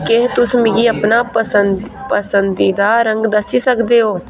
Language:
Dogri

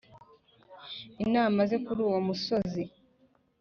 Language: Kinyarwanda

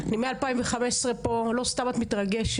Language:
Hebrew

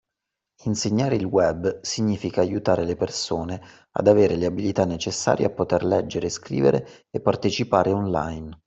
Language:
Italian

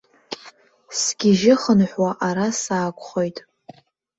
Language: Abkhazian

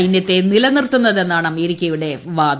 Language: Malayalam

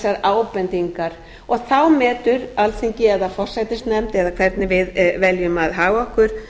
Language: Icelandic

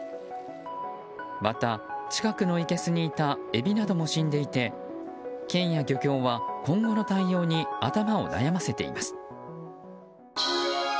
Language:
Japanese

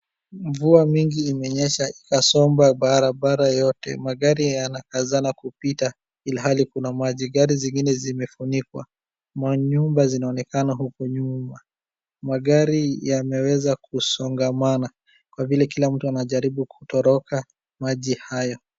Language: Swahili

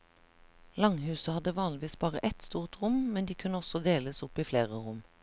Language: Norwegian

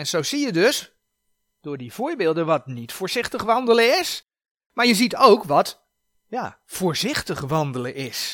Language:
Dutch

